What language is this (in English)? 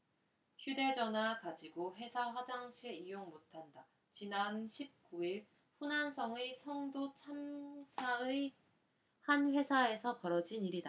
Korean